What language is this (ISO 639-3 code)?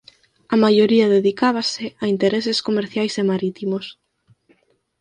glg